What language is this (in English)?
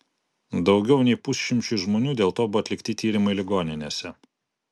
Lithuanian